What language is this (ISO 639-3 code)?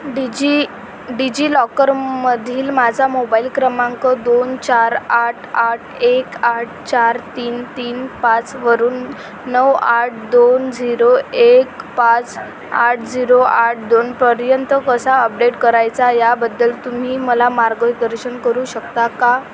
mar